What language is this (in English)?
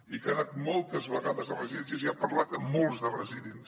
Catalan